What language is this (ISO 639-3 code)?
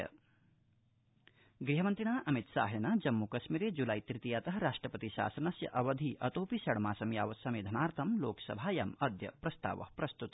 san